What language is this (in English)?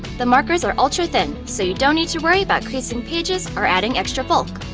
English